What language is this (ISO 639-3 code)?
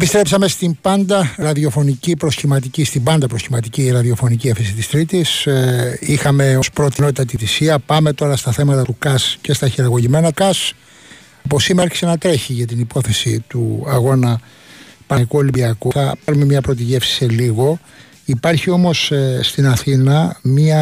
ell